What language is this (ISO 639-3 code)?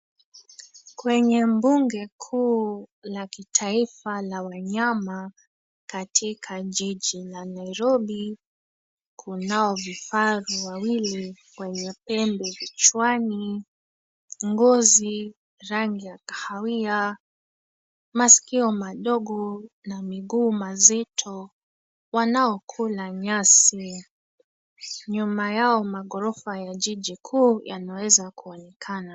swa